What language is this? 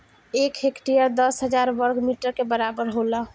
Bhojpuri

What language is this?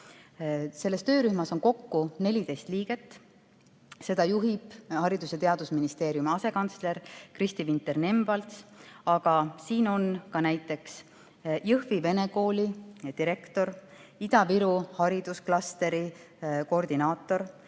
Estonian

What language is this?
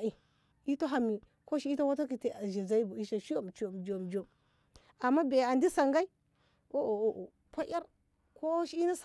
Ngamo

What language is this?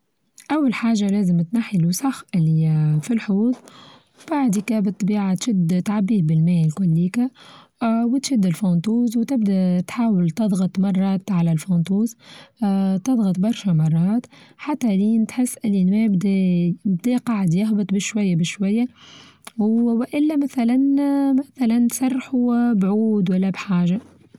Tunisian Arabic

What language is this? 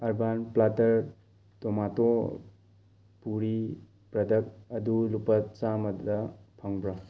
Manipuri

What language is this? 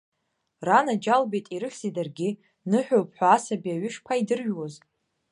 Abkhazian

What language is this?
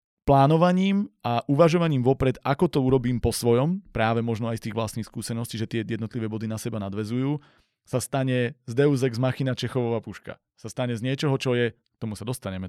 Slovak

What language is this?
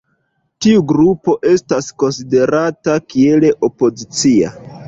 Esperanto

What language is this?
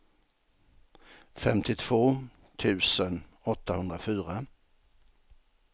Swedish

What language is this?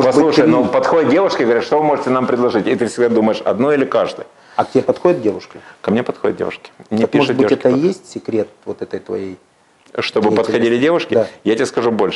Russian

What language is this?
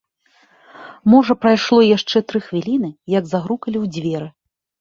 Belarusian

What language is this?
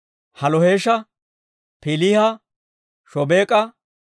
Dawro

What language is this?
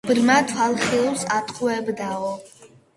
Georgian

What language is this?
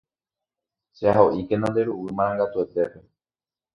Guarani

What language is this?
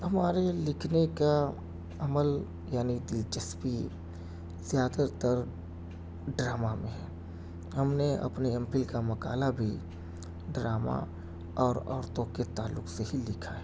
Urdu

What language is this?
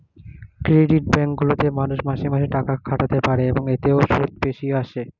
Bangla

